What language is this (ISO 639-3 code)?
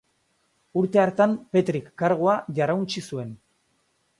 eus